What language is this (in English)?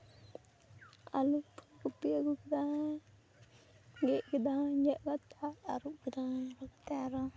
Santali